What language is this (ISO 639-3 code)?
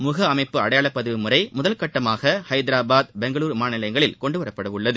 tam